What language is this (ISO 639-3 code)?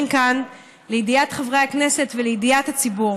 heb